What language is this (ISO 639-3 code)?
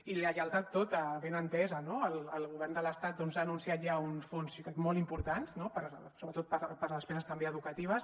cat